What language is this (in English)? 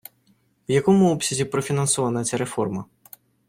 Ukrainian